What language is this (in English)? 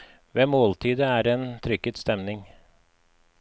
Norwegian